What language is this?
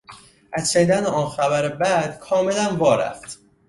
Persian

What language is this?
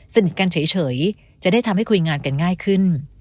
Thai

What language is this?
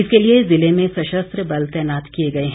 Hindi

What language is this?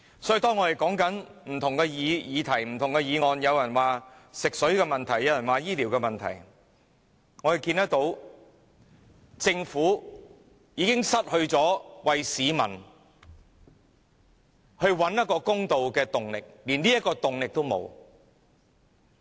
Cantonese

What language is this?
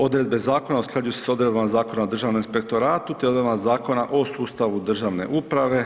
Croatian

